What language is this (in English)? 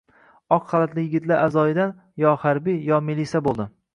Uzbek